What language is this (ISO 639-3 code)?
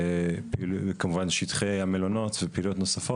heb